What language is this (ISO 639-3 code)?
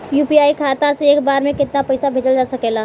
bho